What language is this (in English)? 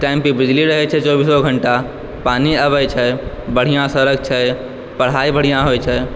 Maithili